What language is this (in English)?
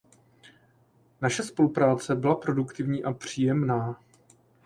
Czech